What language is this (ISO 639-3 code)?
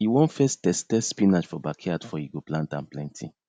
pcm